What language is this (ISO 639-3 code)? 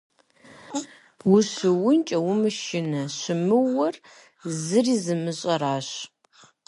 kbd